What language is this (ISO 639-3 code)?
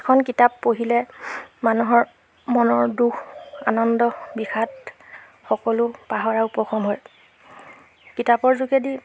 asm